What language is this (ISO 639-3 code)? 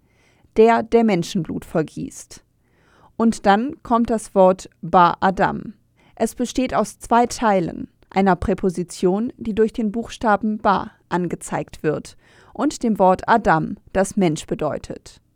deu